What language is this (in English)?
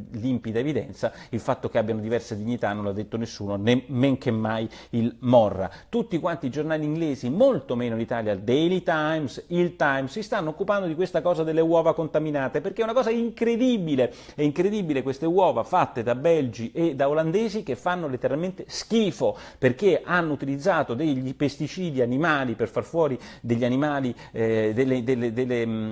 Italian